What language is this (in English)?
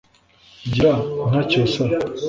Kinyarwanda